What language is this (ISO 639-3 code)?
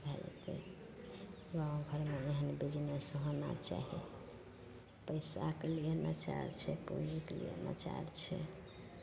mai